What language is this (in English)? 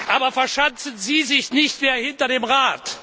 German